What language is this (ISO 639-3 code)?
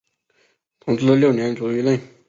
zho